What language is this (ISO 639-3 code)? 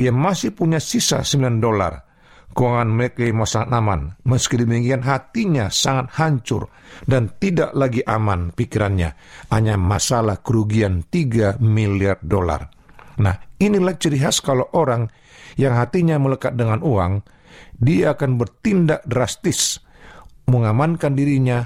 ind